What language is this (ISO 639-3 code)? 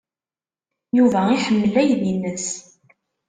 kab